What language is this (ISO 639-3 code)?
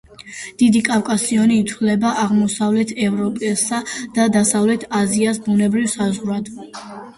kat